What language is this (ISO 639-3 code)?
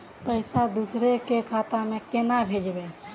mag